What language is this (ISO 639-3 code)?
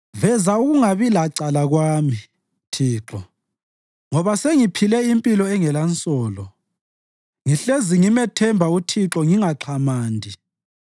nde